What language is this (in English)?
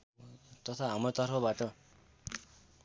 Nepali